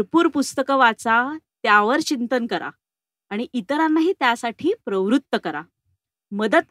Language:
Marathi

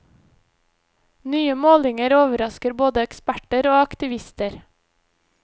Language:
Norwegian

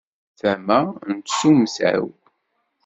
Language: Kabyle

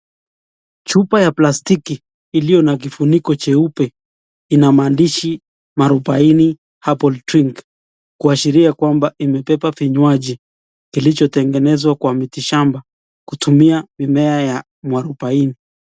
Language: Swahili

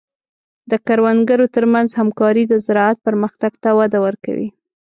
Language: Pashto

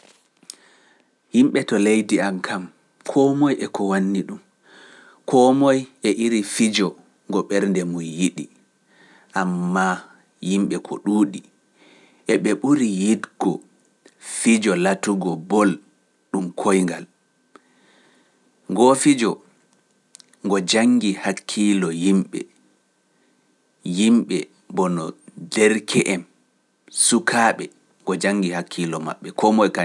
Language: Pular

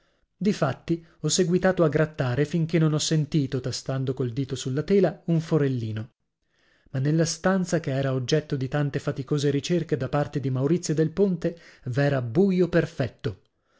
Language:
Italian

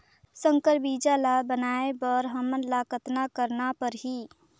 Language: Chhattisgarhi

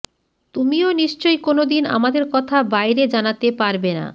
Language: Bangla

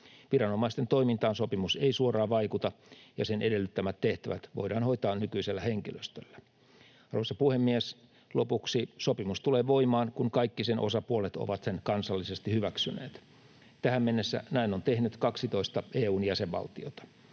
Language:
Finnish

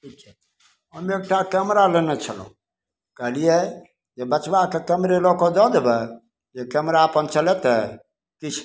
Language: Maithili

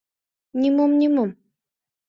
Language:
Mari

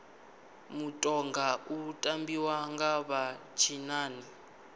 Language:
Venda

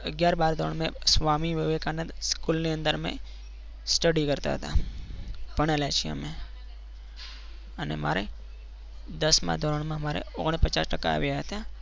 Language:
Gujarati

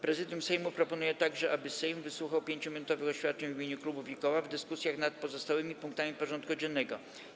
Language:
Polish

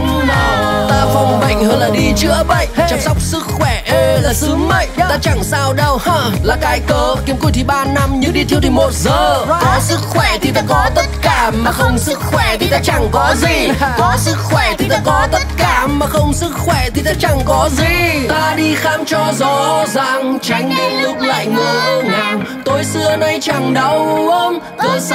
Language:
Vietnamese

